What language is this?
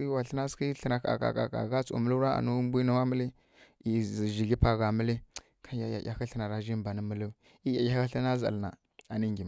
Kirya-Konzəl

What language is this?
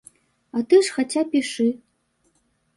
Belarusian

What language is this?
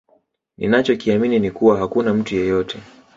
Swahili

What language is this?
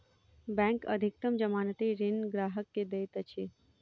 Maithili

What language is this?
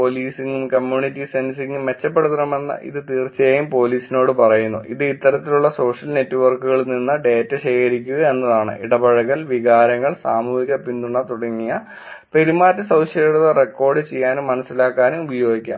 Malayalam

